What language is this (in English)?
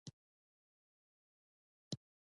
Pashto